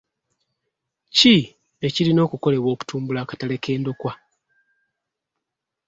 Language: Ganda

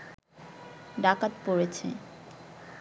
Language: Bangla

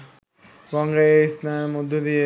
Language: Bangla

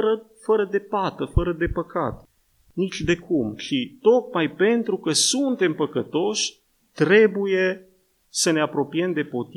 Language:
Romanian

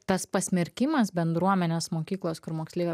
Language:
Lithuanian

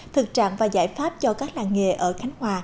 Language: Vietnamese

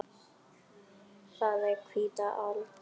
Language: Icelandic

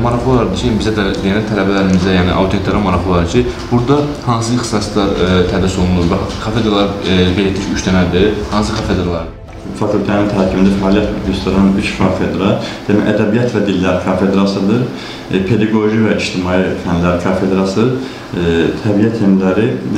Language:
Turkish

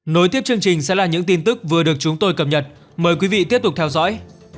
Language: Vietnamese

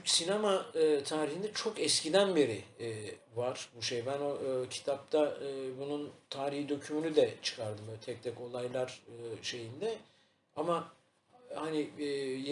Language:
Turkish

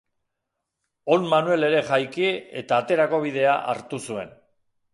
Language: Basque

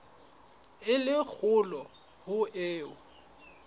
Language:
Southern Sotho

